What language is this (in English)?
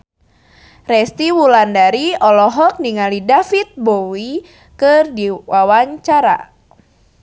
Sundanese